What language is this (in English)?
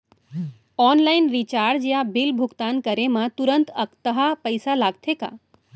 Chhattisgarhi